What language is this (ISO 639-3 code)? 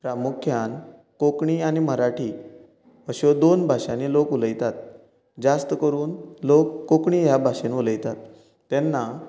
kok